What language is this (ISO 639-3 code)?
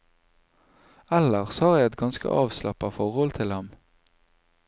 nor